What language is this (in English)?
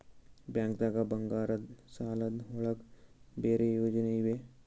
Kannada